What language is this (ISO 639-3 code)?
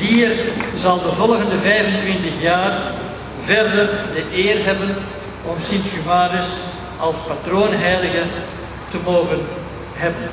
nld